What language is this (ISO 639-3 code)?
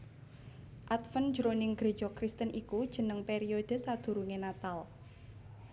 jav